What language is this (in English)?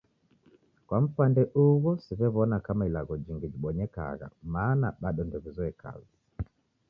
Taita